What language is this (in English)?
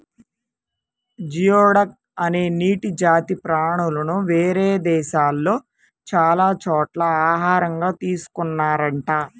Telugu